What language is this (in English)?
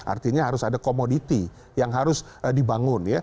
Indonesian